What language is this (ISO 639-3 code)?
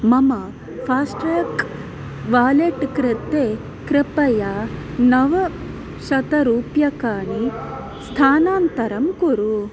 san